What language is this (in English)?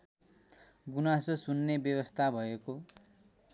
Nepali